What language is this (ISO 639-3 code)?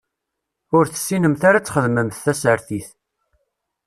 kab